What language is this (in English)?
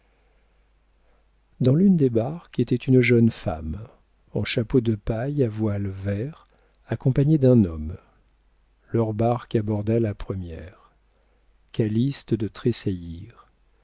French